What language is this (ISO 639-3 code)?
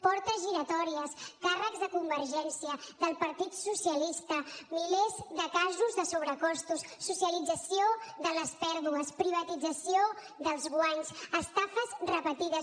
cat